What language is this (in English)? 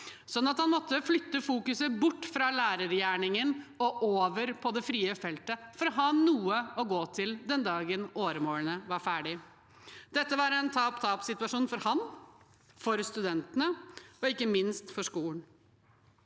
Norwegian